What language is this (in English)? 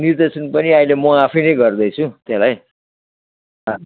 Nepali